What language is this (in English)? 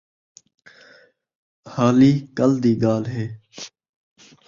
Saraiki